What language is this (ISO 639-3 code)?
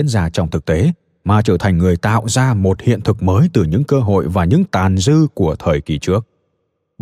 vie